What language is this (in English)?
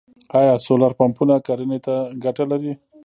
Pashto